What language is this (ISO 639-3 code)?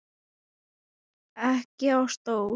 isl